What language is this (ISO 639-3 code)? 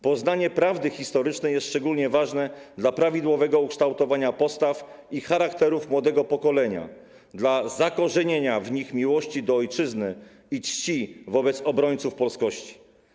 pol